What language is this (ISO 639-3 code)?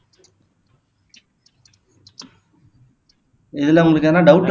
tam